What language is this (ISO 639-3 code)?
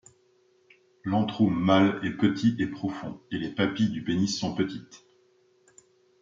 fra